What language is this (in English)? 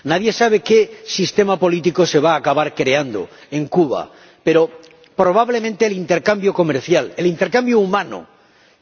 Spanish